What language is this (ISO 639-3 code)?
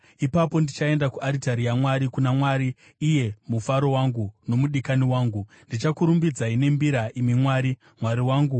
sna